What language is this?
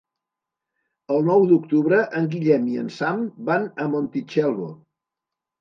Catalan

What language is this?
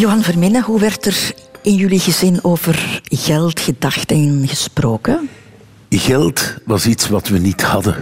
Dutch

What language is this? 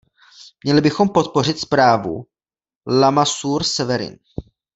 Czech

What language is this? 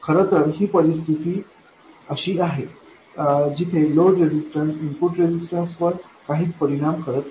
Marathi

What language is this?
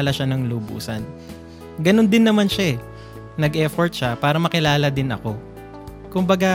Filipino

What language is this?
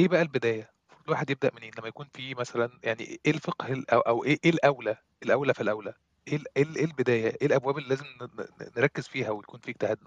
Arabic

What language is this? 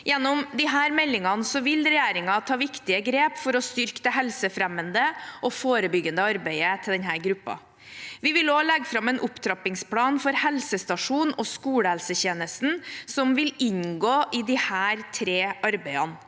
Norwegian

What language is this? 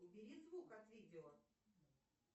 Russian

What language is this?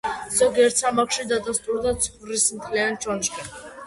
Georgian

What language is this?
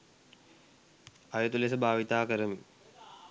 Sinhala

